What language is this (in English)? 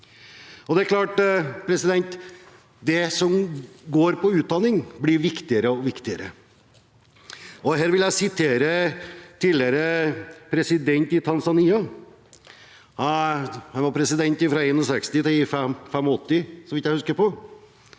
Norwegian